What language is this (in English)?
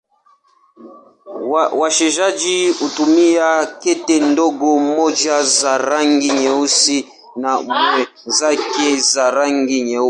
Swahili